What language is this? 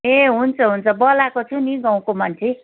Nepali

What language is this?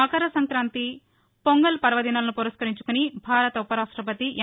Telugu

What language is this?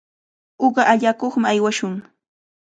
Cajatambo North Lima Quechua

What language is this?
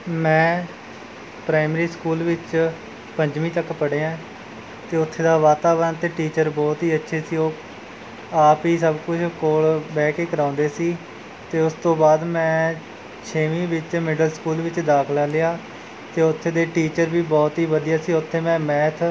Punjabi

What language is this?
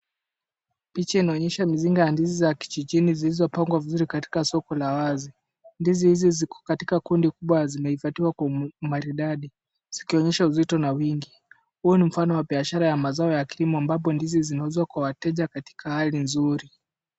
Swahili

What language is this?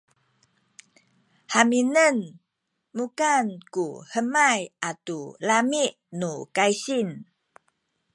Sakizaya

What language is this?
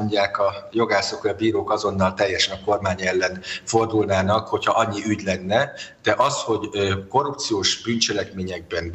Hungarian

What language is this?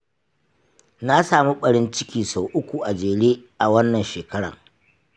Hausa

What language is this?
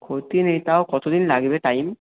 Bangla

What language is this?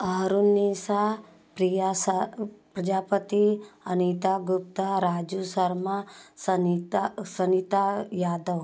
Hindi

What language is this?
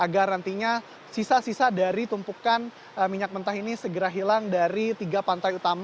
Indonesian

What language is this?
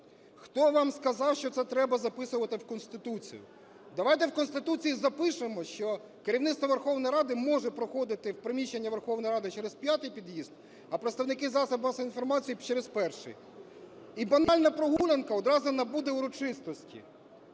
Ukrainian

